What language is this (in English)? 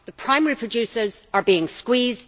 English